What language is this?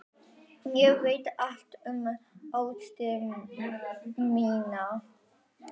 Icelandic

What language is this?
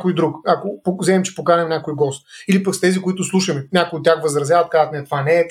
Bulgarian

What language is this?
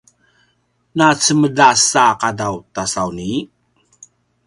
Paiwan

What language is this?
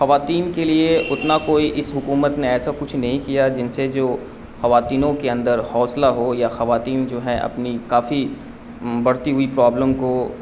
Urdu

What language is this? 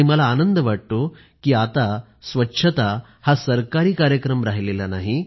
Marathi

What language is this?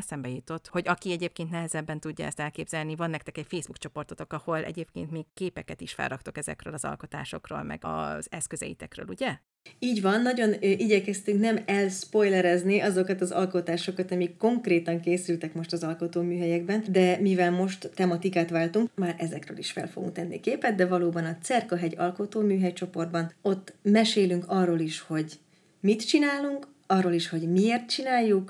Hungarian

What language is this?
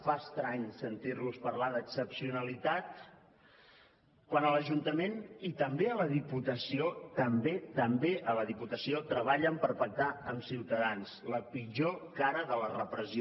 Catalan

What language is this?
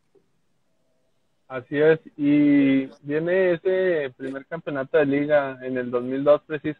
Spanish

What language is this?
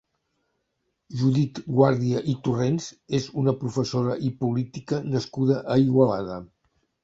Catalan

